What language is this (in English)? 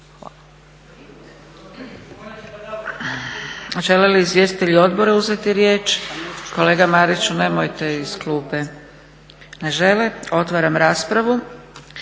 Croatian